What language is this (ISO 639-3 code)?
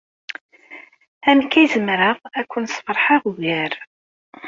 kab